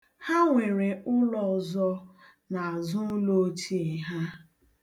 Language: Igbo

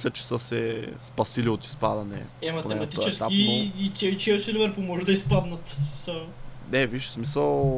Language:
Bulgarian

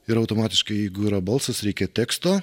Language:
Lithuanian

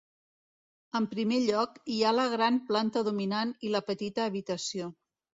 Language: Catalan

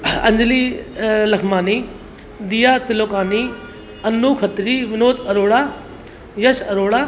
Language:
Sindhi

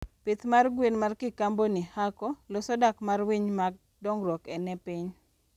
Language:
Luo (Kenya and Tanzania)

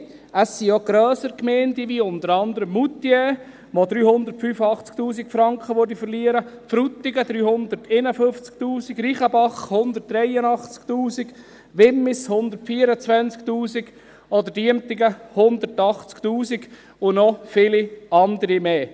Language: Swiss German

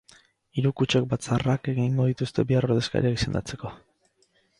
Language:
Basque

